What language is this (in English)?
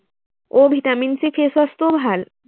Assamese